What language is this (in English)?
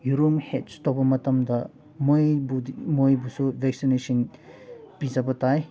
Manipuri